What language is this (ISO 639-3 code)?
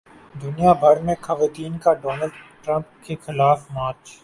urd